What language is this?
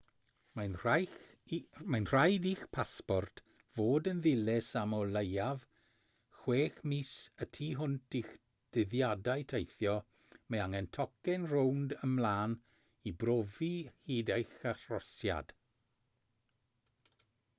Welsh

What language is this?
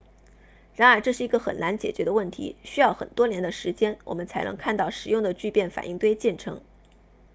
Chinese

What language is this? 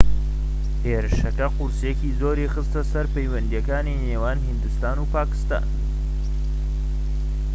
Central Kurdish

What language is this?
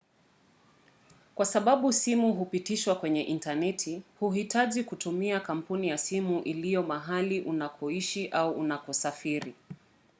Swahili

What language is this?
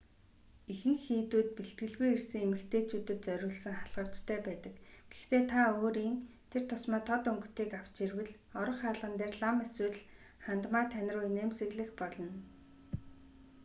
Mongolian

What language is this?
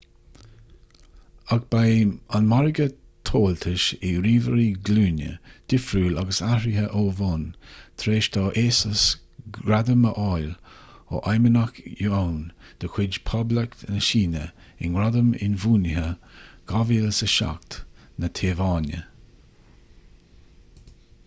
Irish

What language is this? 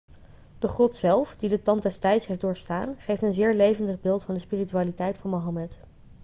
Dutch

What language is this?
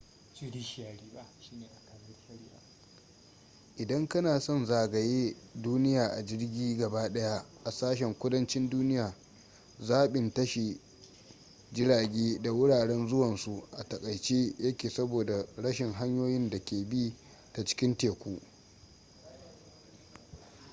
Hausa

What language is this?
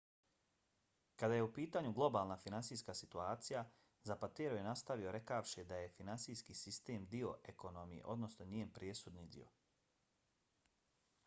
Bosnian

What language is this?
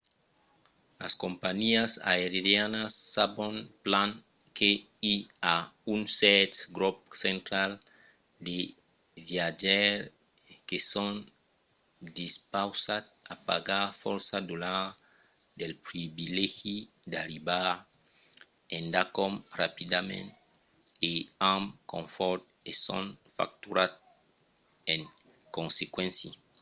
Occitan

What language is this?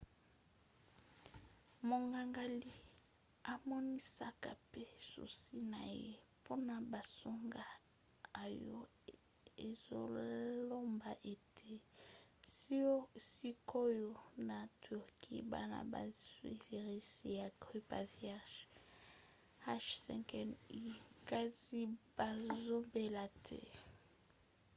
Lingala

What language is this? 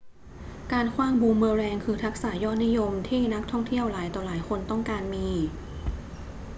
Thai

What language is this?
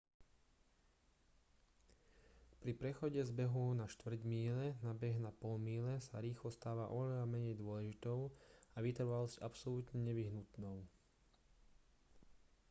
Slovak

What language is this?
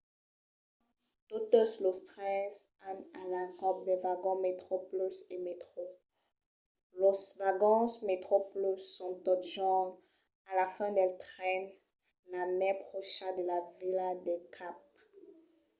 Occitan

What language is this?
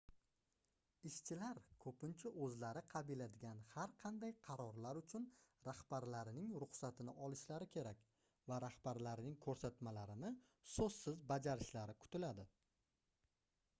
Uzbek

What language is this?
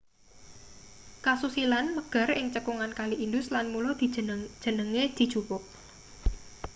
Javanese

